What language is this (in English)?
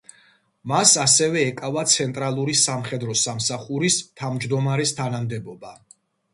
Georgian